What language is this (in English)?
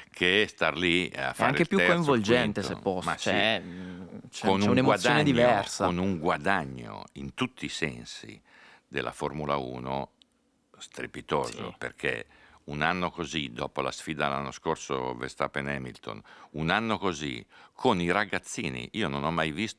Italian